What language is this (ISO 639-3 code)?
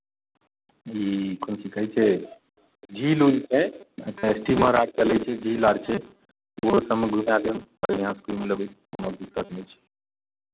mai